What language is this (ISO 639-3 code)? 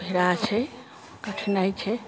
mai